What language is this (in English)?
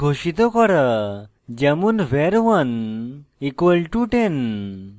Bangla